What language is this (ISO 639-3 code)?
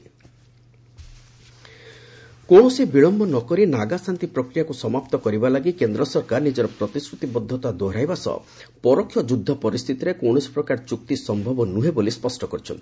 ori